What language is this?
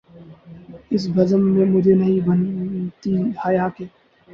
Urdu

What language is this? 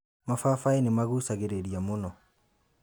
Kikuyu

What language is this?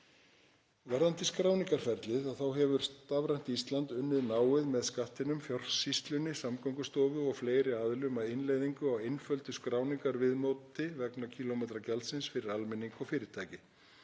Icelandic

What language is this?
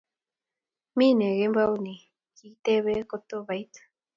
Kalenjin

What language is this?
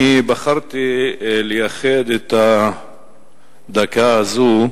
Hebrew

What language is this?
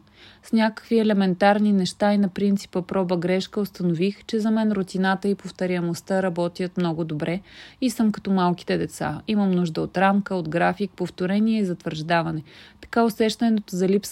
Bulgarian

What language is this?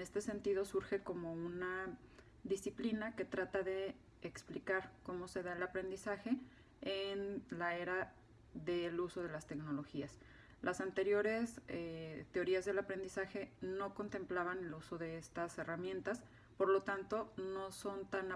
Spanish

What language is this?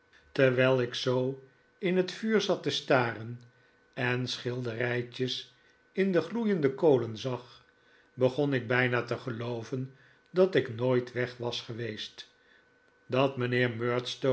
Dutch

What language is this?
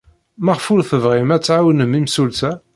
Kabyle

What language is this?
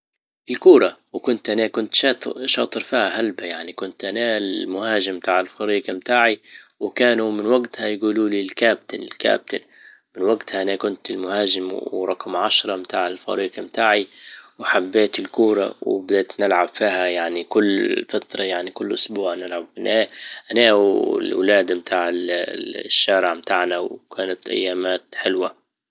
Libyan Arabic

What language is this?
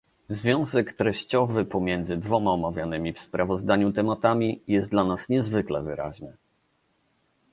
Polish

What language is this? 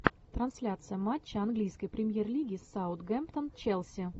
Russian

